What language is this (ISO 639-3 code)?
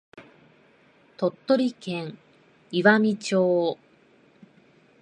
jpn